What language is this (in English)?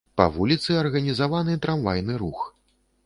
Belarusian